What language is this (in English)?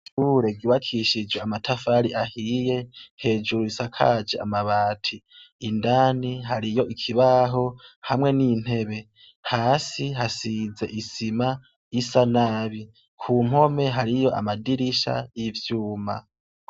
Rundi